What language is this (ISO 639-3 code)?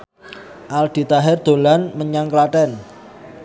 jav